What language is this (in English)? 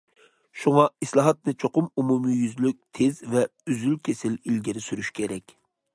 Uyghur